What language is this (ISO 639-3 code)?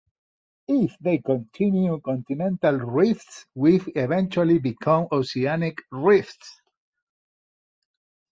eng